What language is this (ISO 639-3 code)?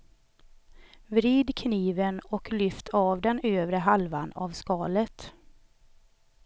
swe